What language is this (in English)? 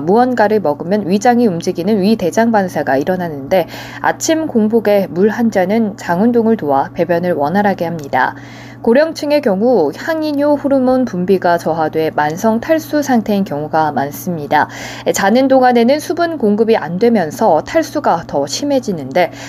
Korean